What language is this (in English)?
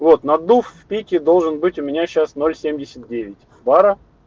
Russian